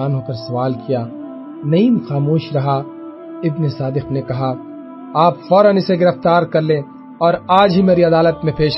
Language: Urdu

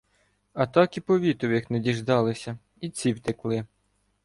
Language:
Ukrainian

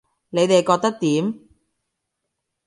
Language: Cantonese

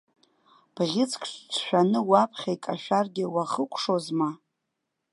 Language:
Abkhazian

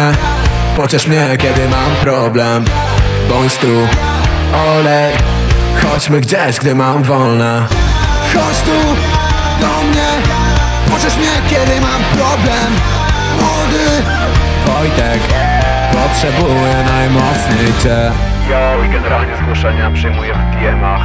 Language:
Polish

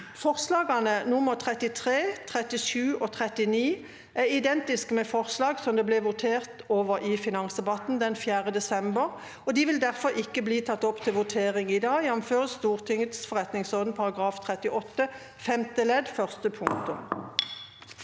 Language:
Norwegian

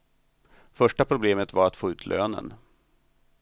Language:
Swedish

